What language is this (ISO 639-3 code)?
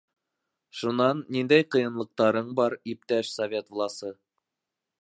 bak